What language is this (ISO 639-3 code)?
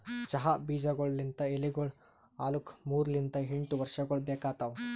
kan